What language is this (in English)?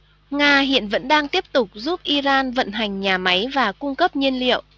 Vietnamese